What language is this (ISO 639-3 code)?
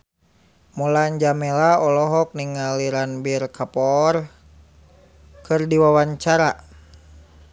sun